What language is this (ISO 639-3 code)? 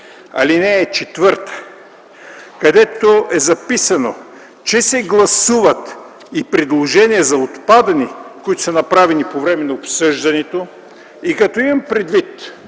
bul